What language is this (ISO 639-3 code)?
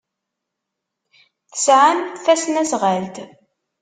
kab